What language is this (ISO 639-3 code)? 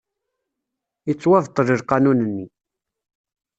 kab